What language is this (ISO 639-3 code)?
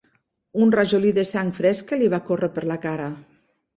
cat